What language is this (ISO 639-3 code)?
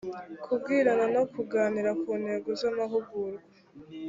kin